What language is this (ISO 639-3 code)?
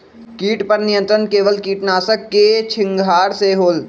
mag